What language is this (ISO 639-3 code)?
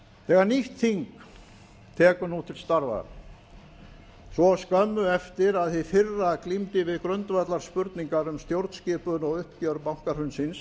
isl